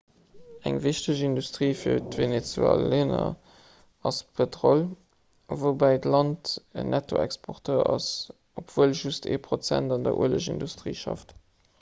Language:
Luxembourgish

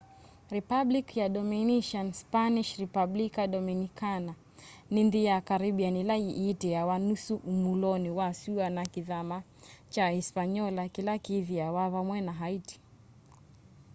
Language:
Kamba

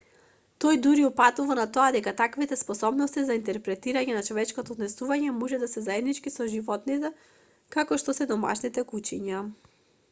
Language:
Macedonian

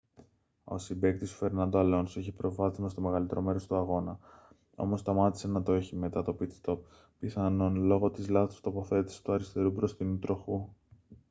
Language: Greek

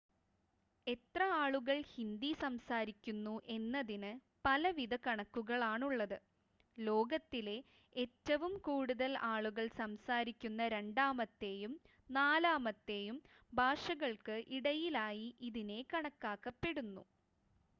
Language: Malayalam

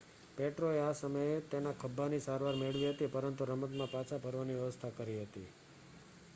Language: Gujarati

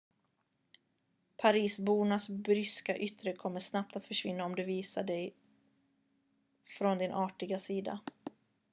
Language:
Swedish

